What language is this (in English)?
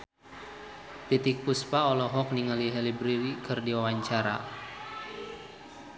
Sundanese